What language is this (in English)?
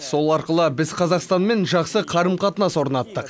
Kazakh